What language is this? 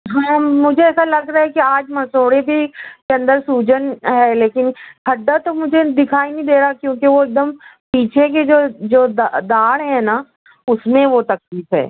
Urdu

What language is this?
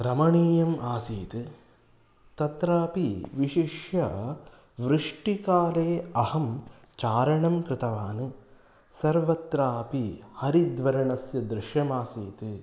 Sanskrit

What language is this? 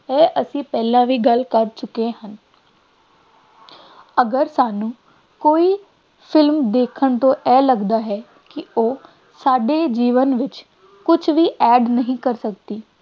Punjabi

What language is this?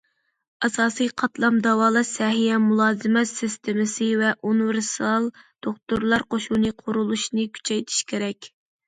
Uyghur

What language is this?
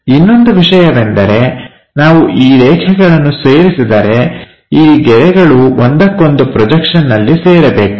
Kannada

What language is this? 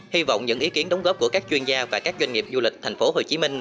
Vietnamese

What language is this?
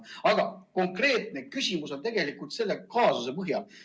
Estonian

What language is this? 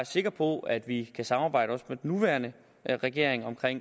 Danish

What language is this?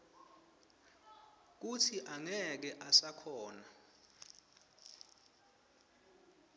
Swati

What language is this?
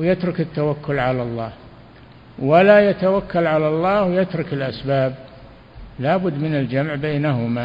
Arabic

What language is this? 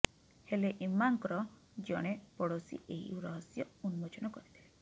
Odia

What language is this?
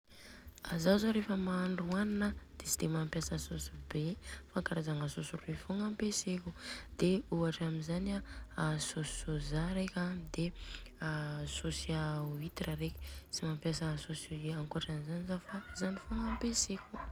Southern Betsimisaraka Malagasy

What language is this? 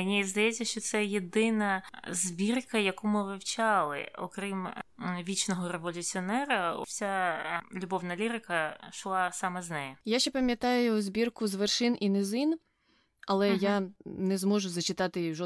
Ukrainian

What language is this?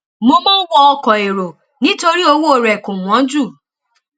Yoruba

